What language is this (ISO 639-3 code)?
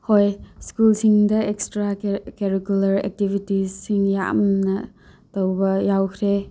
mni